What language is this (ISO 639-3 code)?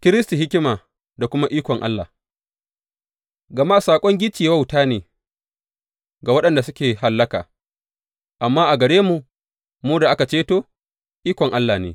hau